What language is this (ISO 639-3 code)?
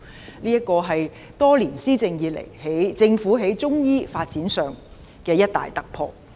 yue